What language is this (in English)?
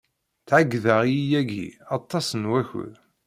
Kabyle